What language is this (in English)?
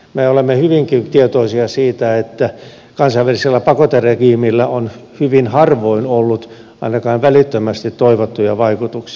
Finnish